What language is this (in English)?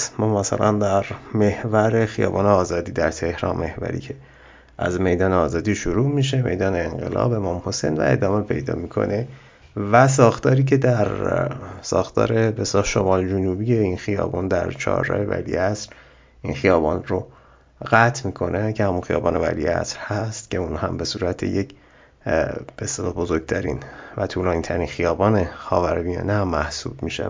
Persian